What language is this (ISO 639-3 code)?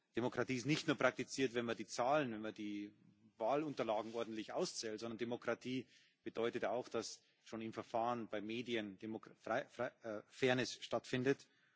deu